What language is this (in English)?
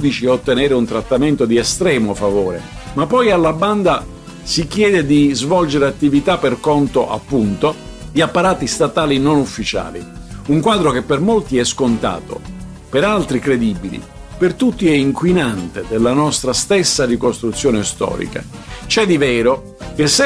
Italian